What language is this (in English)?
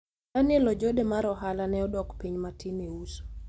Luo (Kenya and Tanzania)